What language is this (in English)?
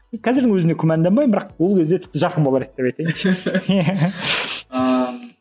Kazakh